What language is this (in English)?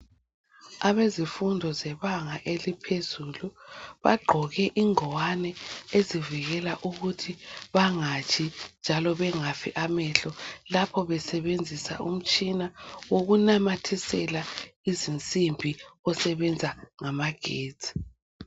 North Ndebele